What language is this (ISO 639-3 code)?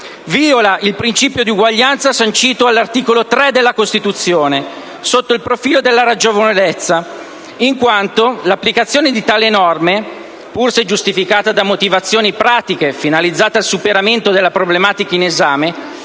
ita